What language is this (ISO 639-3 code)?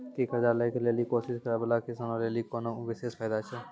mai